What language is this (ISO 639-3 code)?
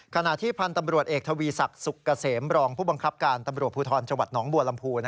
tha